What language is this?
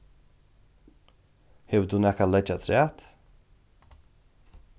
Faroese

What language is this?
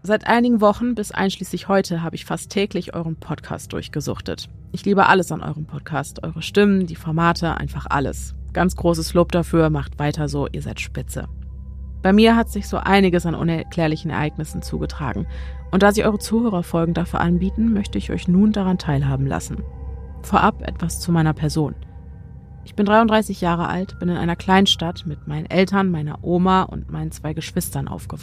German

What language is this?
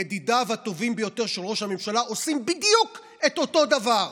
Hebrew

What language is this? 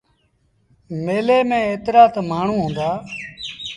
Sindhi Bhil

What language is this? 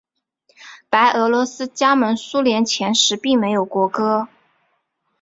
Chinese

